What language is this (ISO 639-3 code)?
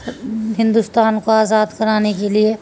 urd